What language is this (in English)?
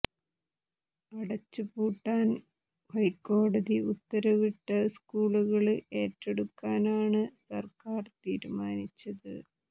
Malayalam